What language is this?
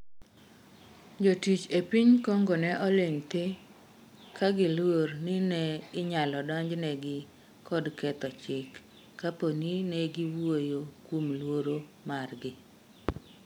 Luo (Kenya and Tanzania)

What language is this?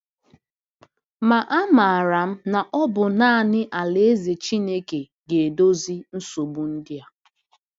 Igbo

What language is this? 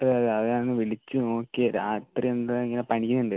Malayalam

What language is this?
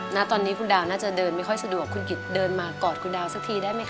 Thai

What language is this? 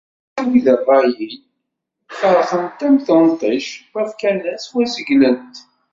Kabyle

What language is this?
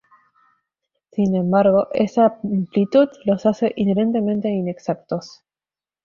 Spanish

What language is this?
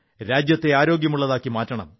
Malayalam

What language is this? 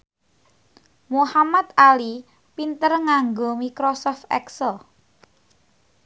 Javanese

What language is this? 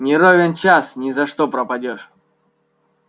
Russian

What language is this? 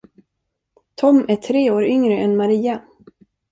Swedish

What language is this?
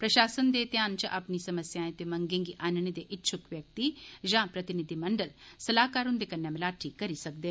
Dogri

